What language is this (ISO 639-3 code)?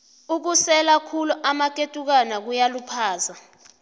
nbl